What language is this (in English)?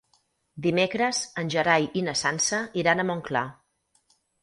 Catalan